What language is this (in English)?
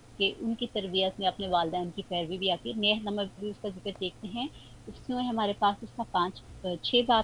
Hindi